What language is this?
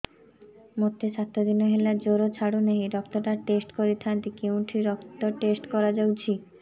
Odia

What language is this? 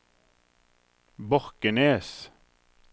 Norwegian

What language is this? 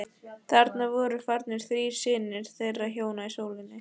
Icelandic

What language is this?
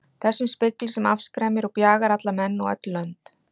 Icelandic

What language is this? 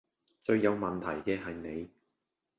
Cantonese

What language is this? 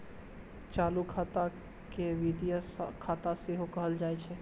Maithili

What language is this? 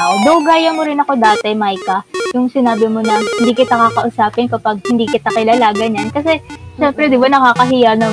Filipino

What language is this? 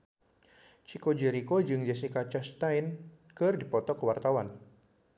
Sundanese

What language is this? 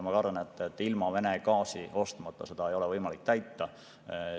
Estonian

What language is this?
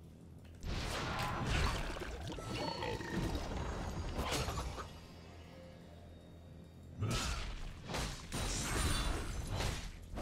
German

